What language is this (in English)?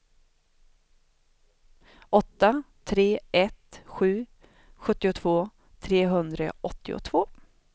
Swedish